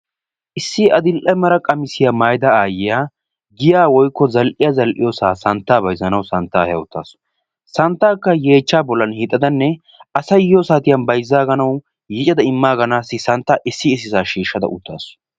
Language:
Wolaytta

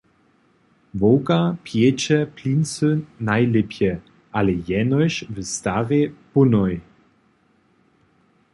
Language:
Upper Sorbian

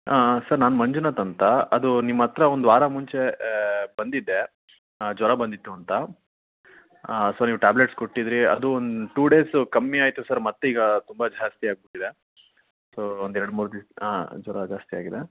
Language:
Kannada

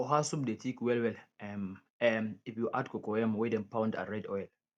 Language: Nigerian Pidgin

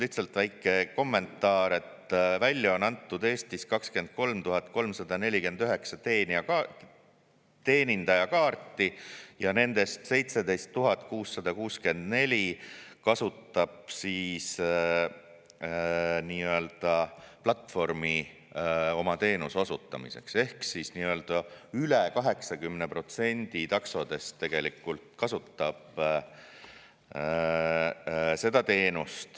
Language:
Estonian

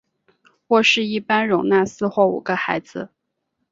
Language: Chinese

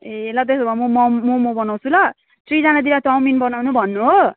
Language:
Nepali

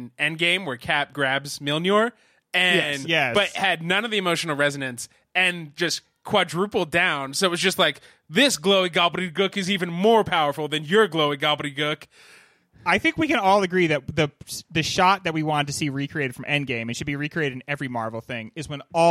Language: English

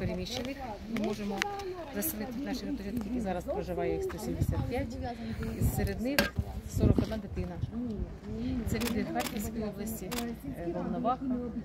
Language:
Russian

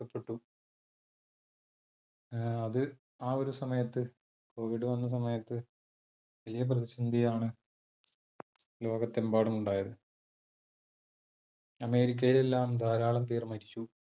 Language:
Malayalam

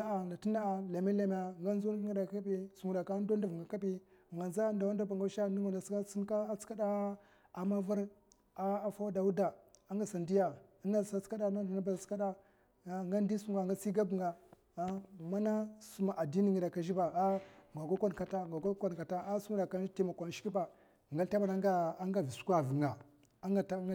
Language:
Mafa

